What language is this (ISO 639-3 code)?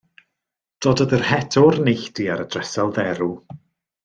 cym